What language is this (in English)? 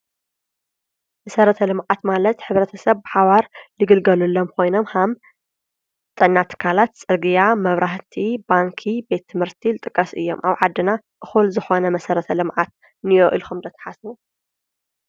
Tigrinya